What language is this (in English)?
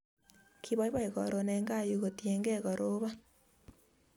Kalenjin